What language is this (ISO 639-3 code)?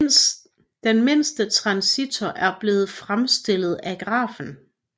dan